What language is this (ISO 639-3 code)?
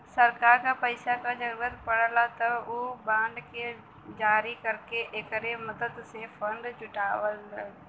bho